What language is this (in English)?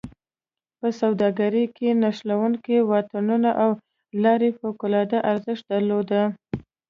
Pashto